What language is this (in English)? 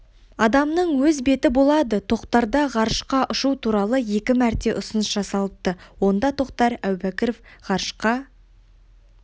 Kazakh